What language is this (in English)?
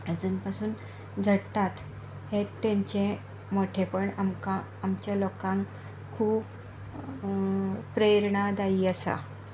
Konkani